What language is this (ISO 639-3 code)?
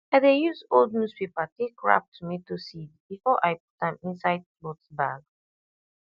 pcm